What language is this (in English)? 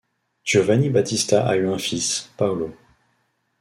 French